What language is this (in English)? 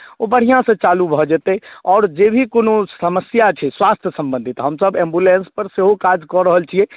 Maithili